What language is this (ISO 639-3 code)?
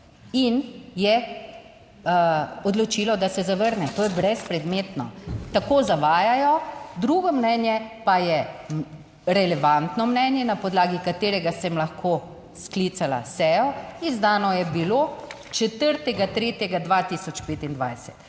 slv